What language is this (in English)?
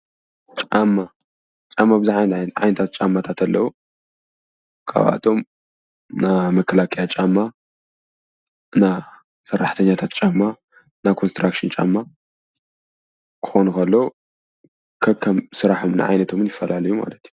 Tigrinya